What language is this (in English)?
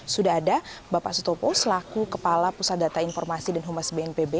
Indonesian